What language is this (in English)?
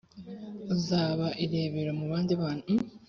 Kinyarwanda